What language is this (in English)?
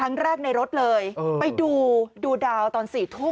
Thai